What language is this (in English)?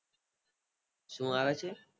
Gujarati